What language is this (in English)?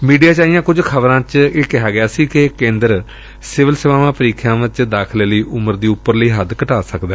Punjabi